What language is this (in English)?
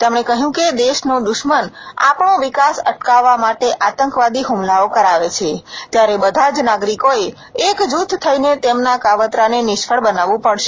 Gujarati